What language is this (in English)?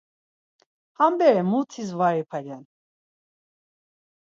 Laz